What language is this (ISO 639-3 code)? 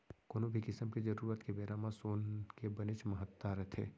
hne